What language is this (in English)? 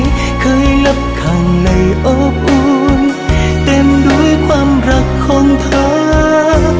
Vietnamese